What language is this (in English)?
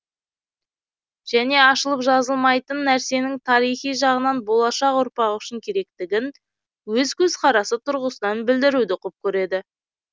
Kazakh